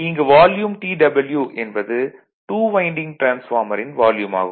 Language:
Tamil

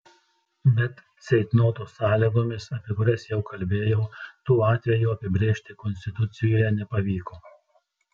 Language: Lithuanian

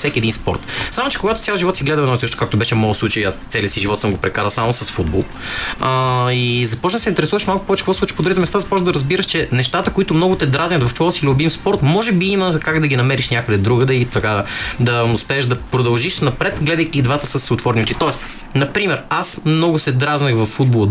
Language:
Bulgarian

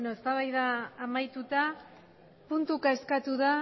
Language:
Basque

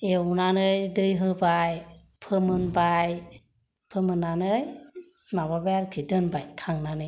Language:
Bodo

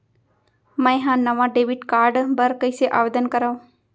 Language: Chhattisgarhi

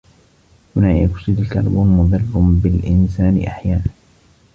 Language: Arabic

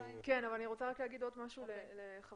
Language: Hebrew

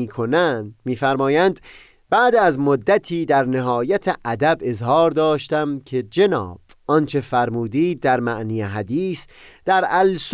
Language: Persian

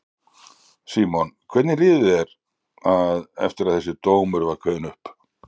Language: Icelandic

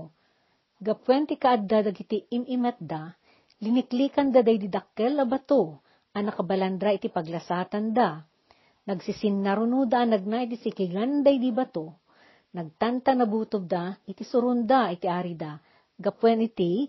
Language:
Filipino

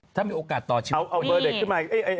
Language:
Thai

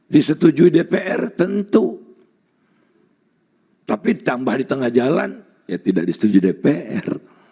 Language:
Indonesian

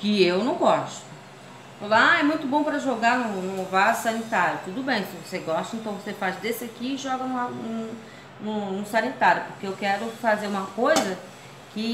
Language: Portuguese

